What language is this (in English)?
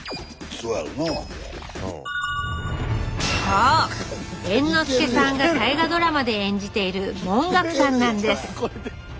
Japanese